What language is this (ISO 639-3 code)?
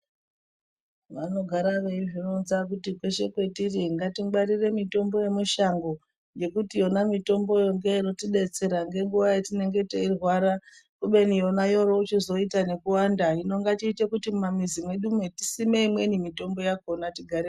ndc